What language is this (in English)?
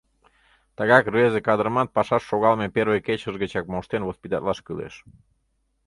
Mari